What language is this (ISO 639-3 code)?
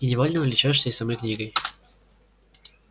rus